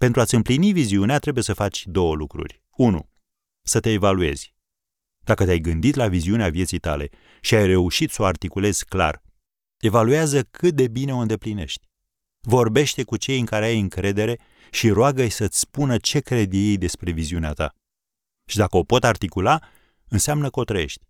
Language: Romanian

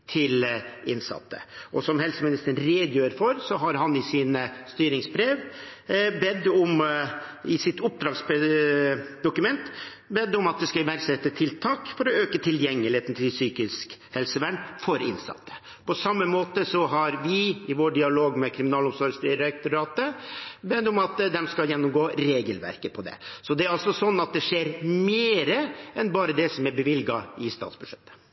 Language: Norwegian Bokmål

